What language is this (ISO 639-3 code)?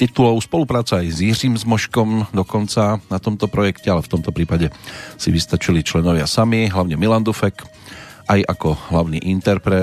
slk